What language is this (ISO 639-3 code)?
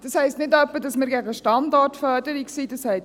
gsw